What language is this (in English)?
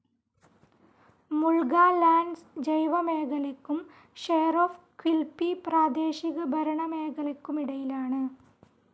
Malayalam